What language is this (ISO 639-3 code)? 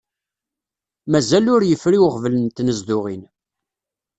kab